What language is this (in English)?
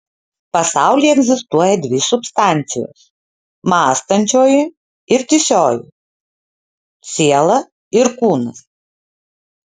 Lithuanian